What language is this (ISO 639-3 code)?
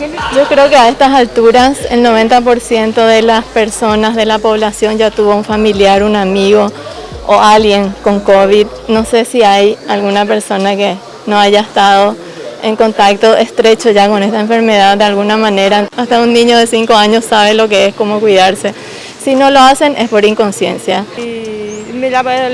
spa